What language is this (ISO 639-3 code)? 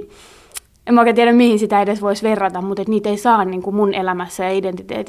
fin